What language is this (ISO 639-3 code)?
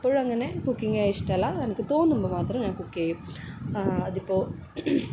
mal